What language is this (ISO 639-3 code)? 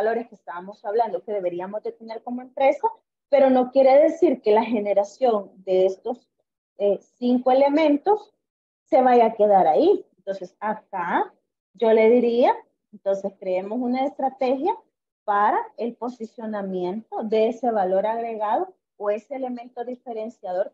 spa